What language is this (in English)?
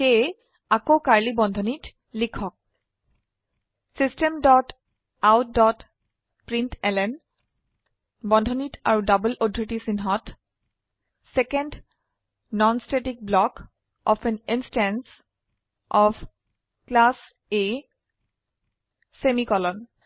Assamese